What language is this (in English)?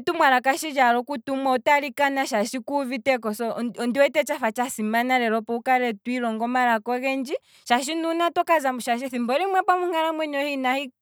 Kwambi